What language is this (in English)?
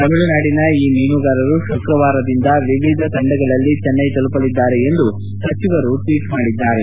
Kannada